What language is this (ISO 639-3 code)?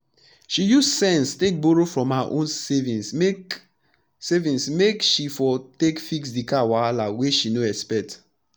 pcm